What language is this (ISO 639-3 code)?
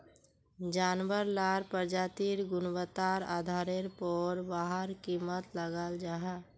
mag